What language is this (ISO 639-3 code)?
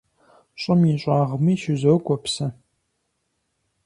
kbd